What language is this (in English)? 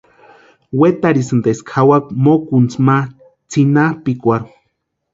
Western Highland Purepecha